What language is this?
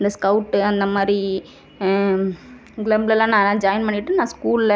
Tamil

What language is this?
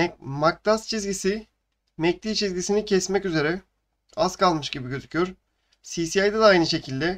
Turkish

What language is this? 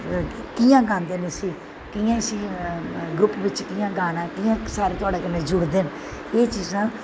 Dogri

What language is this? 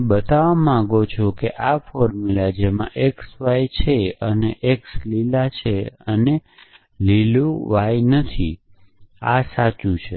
Gujarati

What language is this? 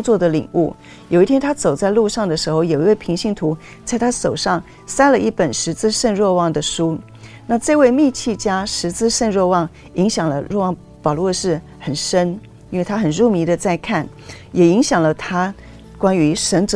Chinese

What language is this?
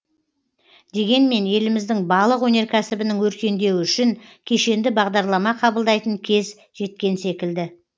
Kazakh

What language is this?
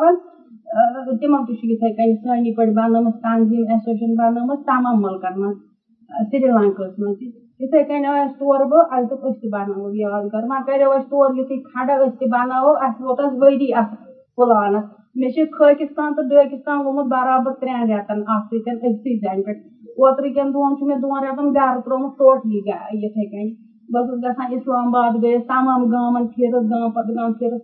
Urdu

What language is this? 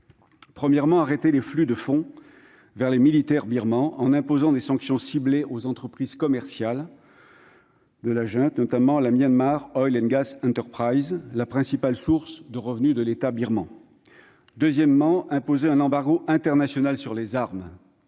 French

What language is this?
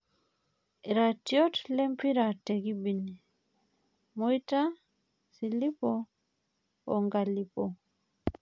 Masai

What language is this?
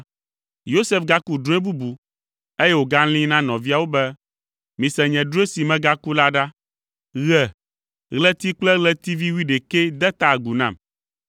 Ewe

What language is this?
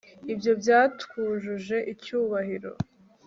Kinyarwanda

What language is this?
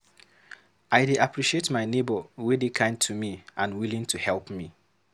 Nigerian Pidgin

